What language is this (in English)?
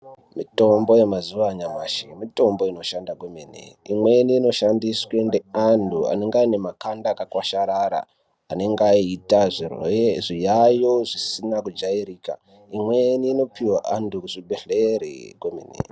Ndau